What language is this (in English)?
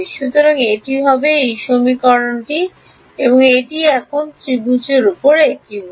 Bangla